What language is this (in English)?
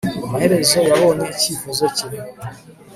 Kinyarwanda